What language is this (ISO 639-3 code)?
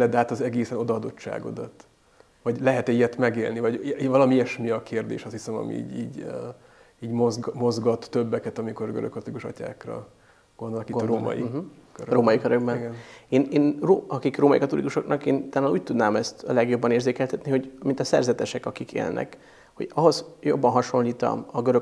hun